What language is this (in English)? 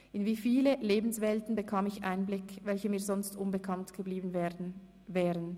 Swiss German